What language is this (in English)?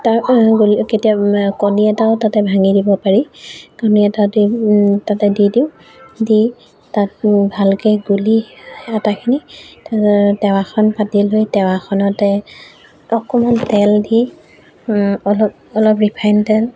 Assamese